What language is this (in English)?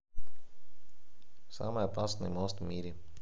Russian